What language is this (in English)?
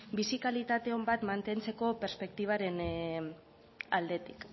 Basque